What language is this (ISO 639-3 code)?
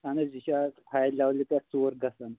kas